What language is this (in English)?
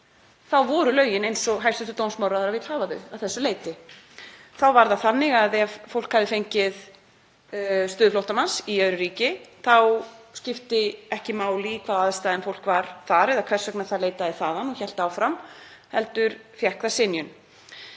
Icelandic